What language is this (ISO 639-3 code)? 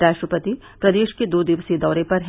hin